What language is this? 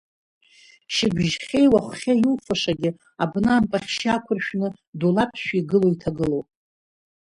Abkhazian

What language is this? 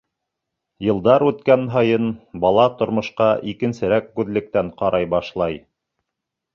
Bashkir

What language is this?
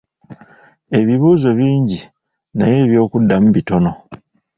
Ganda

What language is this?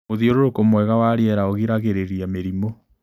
Kikuyu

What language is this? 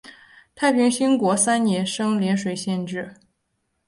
Chinese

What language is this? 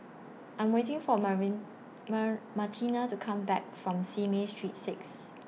English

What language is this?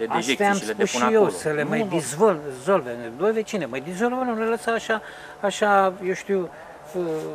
Romanian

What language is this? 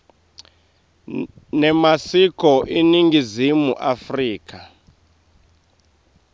Swati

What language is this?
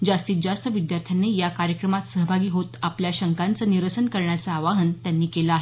Marathi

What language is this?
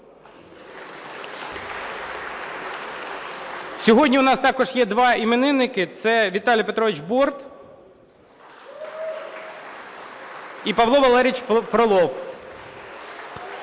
Ukrainian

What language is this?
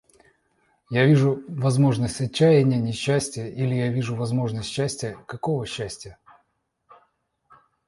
Russian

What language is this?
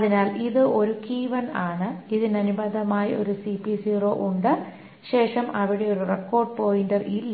Malayalam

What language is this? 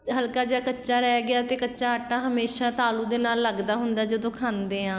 Punjabi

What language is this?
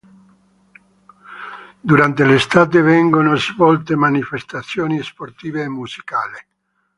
Italian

